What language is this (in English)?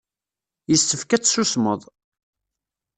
Kabyle